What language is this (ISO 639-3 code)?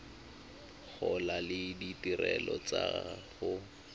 tsn